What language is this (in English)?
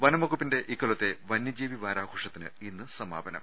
Malayalam